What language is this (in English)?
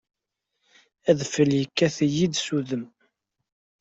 Kabyle